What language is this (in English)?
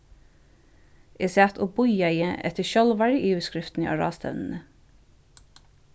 Faroese